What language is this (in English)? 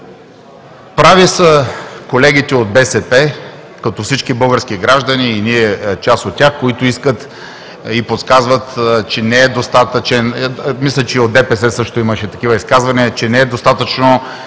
Bulgarian